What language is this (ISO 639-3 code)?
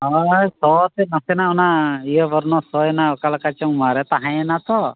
sat